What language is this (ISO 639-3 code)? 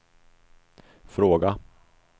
swe